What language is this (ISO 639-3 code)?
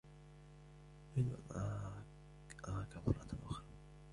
ara